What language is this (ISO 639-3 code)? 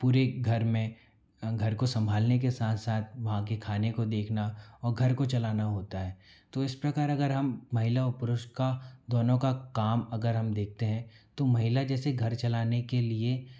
hin